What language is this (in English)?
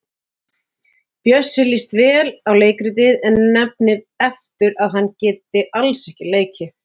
Icelandic